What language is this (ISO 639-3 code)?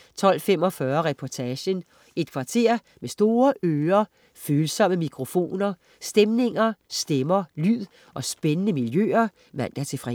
dan